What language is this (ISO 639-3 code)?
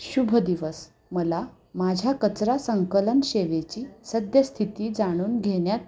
mar